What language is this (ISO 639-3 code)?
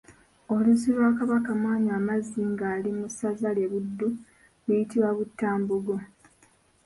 lug